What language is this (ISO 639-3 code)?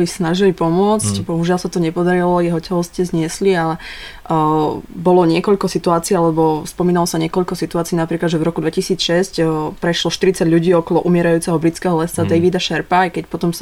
slk